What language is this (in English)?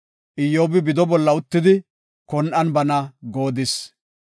Gofa